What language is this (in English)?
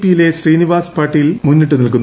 Malayalam